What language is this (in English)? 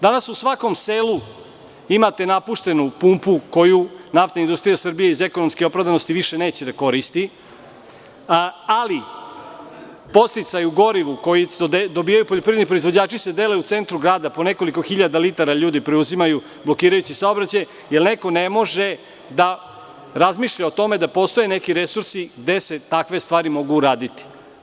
Serbian